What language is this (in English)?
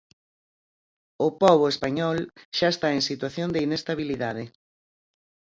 Galician